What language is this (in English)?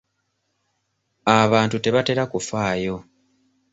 Ganda